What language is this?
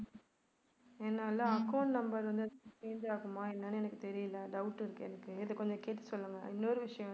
Tamil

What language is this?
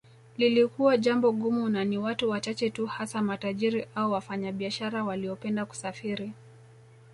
Swahili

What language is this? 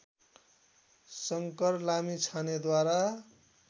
Nepali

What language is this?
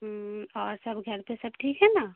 Urdu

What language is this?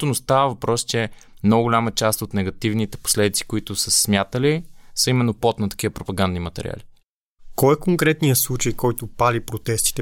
Bulgarian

